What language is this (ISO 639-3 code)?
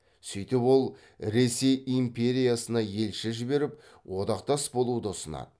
kaz